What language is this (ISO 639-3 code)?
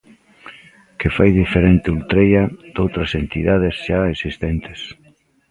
glg